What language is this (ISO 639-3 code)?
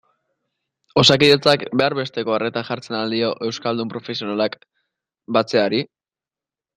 eus